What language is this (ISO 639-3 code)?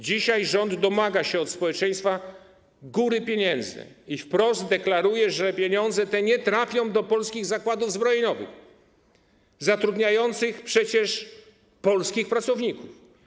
pol